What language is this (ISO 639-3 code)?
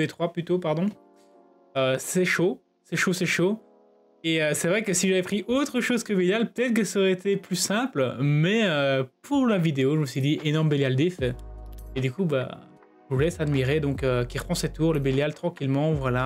fra